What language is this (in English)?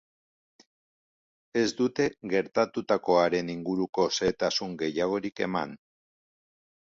Basque